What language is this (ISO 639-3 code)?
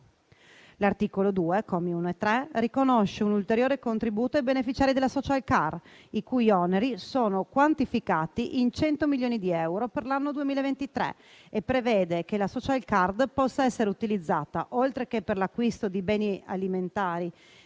ita